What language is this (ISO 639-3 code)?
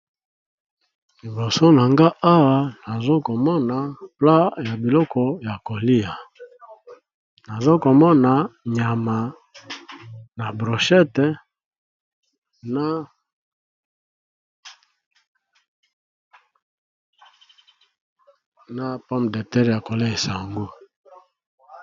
lin